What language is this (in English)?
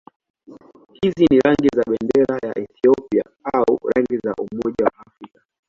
Swahili